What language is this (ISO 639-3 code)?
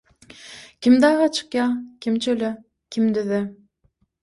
tuk